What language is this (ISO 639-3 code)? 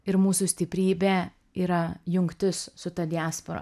lit